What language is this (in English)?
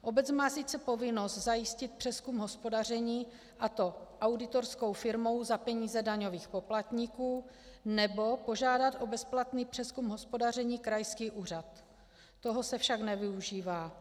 Czech